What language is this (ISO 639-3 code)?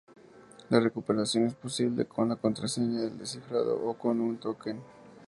spa